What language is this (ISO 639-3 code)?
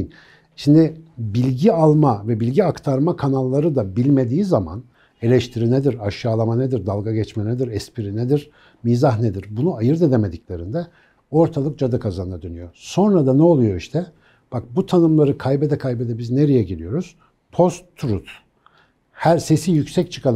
tur